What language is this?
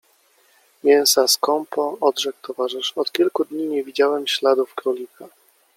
Polish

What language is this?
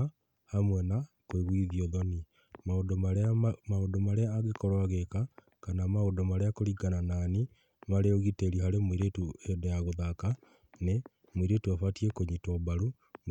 Kikuyu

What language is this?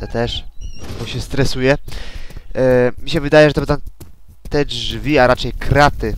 Polish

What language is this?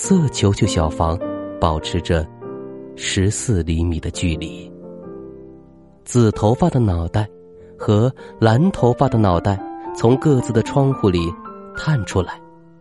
Chinese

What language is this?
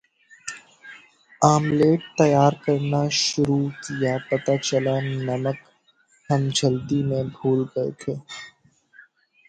Urdu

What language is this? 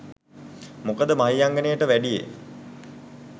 Sinhala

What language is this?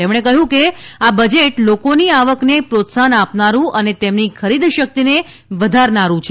Gujarati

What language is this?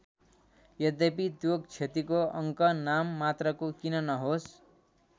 Nepali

